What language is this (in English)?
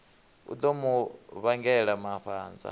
Venda